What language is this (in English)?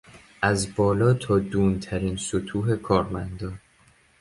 Persian